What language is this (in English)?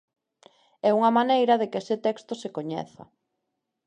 Galician